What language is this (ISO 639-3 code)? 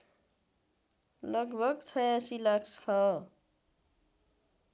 nep